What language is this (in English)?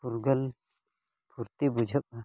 Santali